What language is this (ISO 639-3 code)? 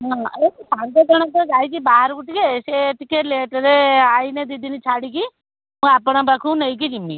ori